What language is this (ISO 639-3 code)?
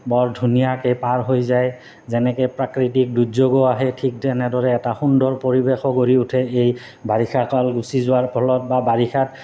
asm